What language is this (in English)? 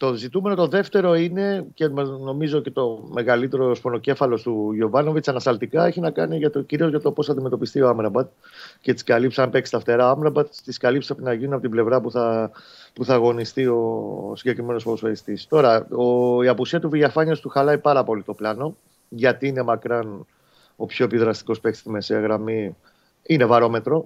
Greek